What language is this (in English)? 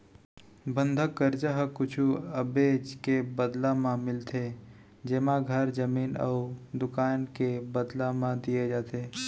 Chhattisgarhi